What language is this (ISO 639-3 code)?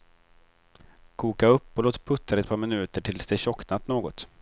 swe